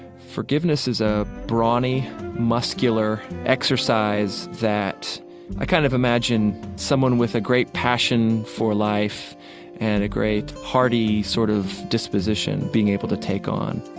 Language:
English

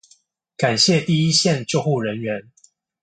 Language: Chinese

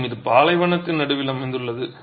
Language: Tamil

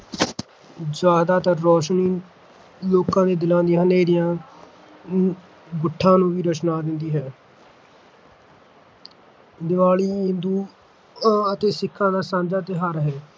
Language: Punjabi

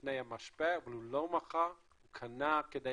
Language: Hebrew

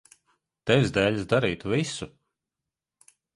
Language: Latvian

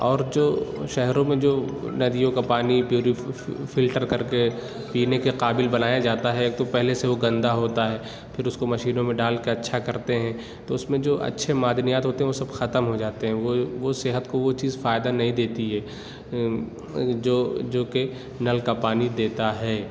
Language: Urdu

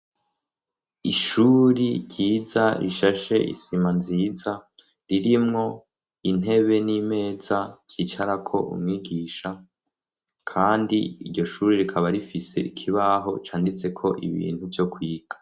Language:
Rundi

